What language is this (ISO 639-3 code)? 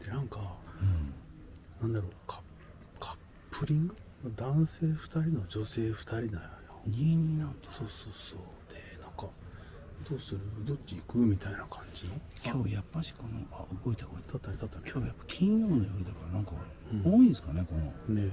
jpn